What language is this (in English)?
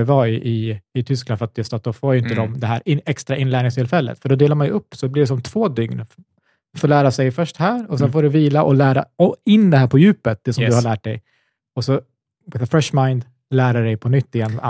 Swedish